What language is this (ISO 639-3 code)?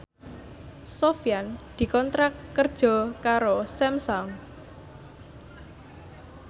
jav